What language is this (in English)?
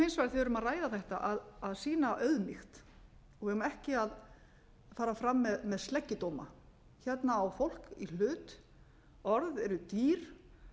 Icelandic